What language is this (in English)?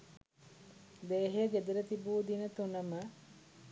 Sinhala